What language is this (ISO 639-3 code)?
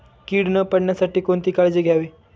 mar